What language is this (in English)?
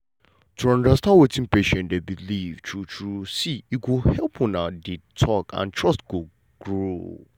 Nigerian Pidgin